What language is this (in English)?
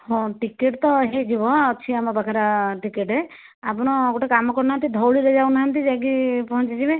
Odia